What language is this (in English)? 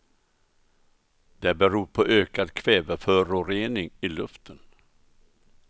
Swedish